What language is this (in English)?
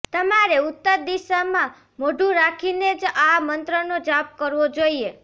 Gujarati